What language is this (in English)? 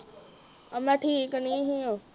Punjabi